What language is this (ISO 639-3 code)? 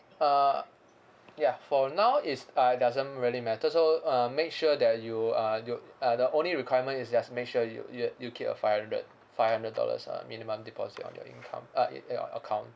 eng